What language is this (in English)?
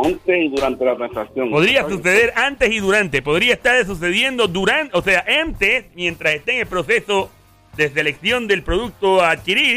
Spanish